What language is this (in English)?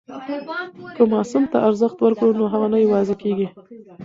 Pashto